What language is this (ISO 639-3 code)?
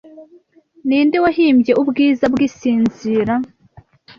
kin